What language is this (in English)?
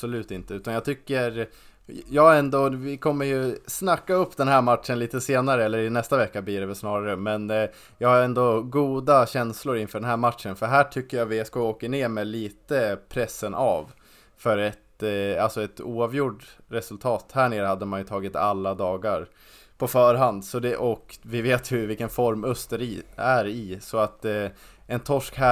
Swedish